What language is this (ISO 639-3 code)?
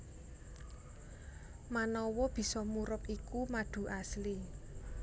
jav